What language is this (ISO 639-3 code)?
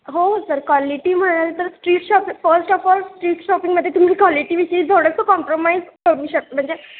mar